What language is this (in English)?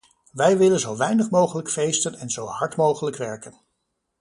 Dutch